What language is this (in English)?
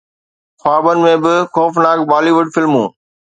Sindhi